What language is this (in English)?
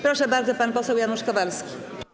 Polish